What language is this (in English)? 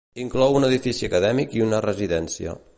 Catalan